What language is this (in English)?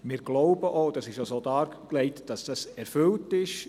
Swiss German